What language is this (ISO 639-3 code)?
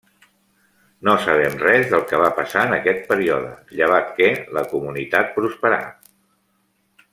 cat